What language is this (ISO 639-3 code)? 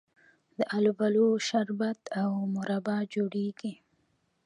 pus